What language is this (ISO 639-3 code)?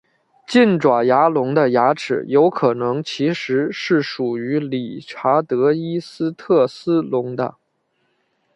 zho